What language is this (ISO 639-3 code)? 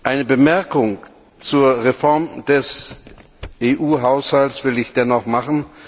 deu